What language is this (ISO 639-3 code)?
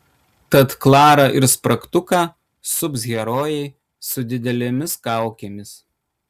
lit